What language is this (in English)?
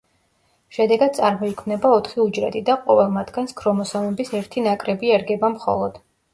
Georgian